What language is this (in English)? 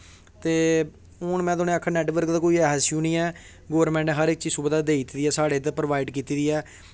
Dogri